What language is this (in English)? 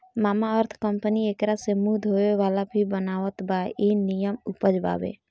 Bhojpuri